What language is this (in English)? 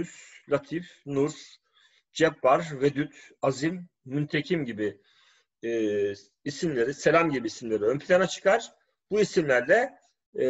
Turkish